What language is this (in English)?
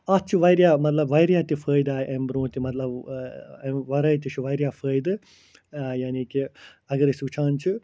Kashmiri